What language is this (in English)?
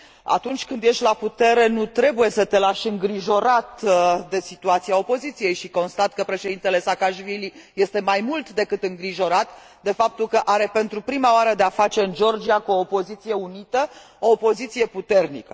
Romanian